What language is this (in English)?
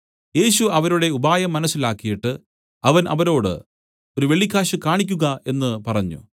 Malayalam